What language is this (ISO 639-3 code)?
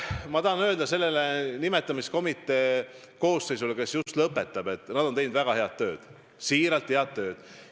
est